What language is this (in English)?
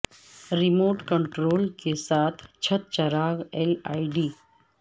Urdu